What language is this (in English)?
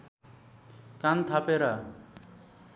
Nepali